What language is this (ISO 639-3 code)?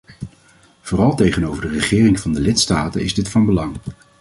nld